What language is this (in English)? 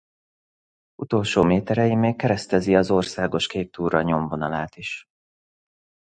Hungarian